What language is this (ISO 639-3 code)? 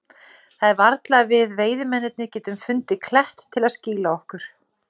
isl